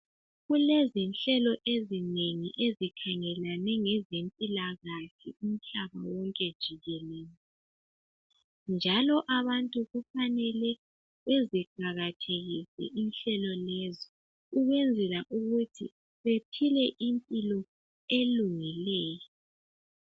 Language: North Ndebele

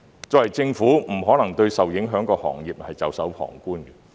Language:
Cantonese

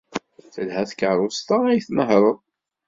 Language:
Kabyle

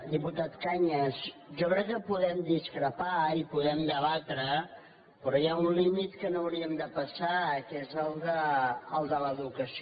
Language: Catalan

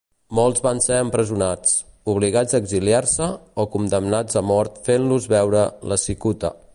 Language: Catalan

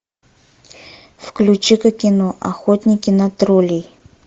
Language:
Russian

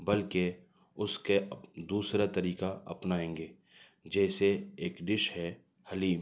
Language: Urdu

